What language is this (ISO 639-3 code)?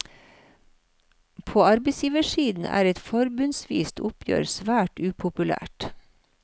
nor